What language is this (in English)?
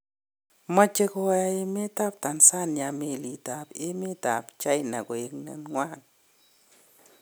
Kalenjin